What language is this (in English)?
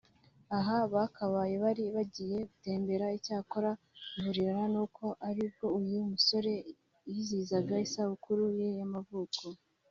Kinyarwanda